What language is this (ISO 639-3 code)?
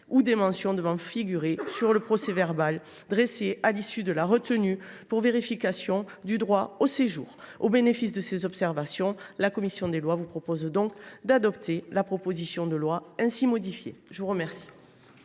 fra